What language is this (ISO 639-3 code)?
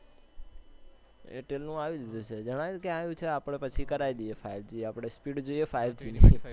guj